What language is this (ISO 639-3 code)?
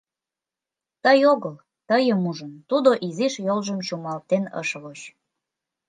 chm